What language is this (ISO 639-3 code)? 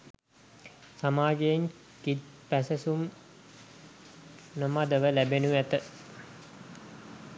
sin